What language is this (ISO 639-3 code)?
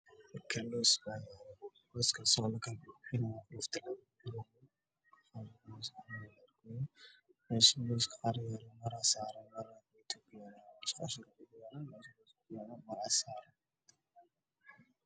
som